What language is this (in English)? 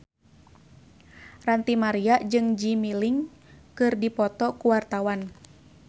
Sundanese